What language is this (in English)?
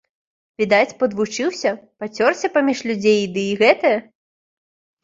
Belarusian